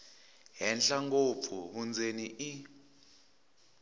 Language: Tsonga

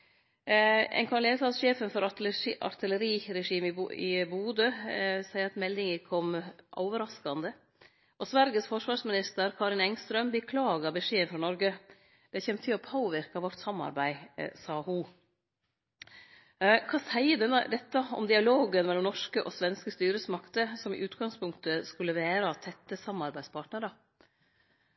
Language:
Norwegian Nynorsk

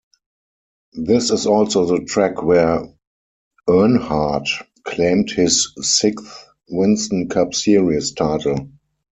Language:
English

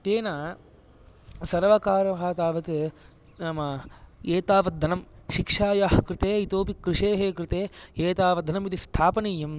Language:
Sanskrit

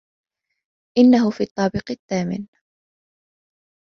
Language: Arabic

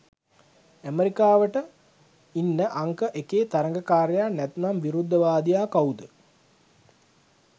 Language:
Sinhala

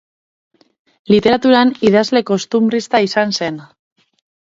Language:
Basque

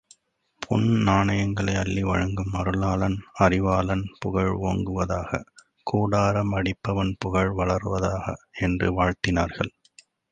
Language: Tamil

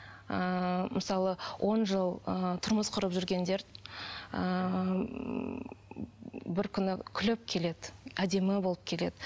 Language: Kazakh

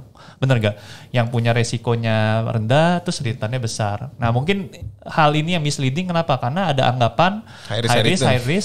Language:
Indonesian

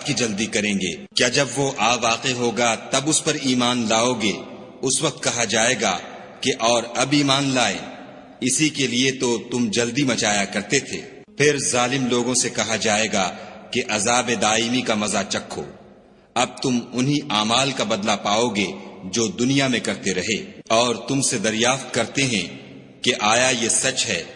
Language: Urdu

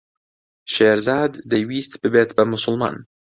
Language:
Central Kurdish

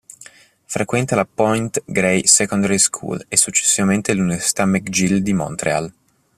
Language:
Italian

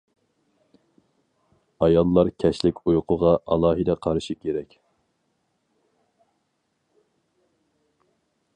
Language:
Uyghur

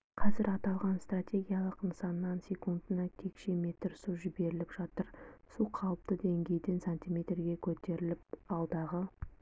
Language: Kazakh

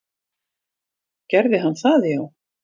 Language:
Icelandic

